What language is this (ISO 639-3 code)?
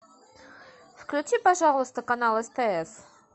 rus